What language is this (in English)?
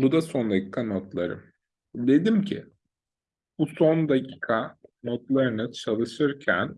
Turkish